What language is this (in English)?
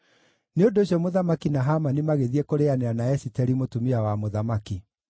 Kikuyu